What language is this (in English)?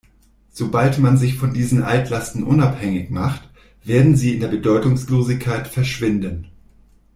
German